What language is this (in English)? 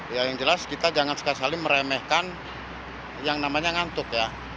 Indonesian